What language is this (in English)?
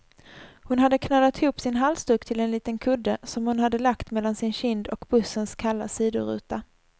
Swedish